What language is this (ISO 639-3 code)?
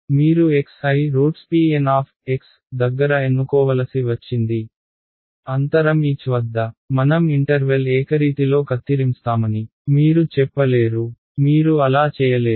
tel